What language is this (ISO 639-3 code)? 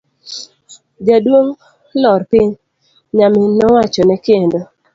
luo